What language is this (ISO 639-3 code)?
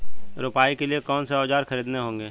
hin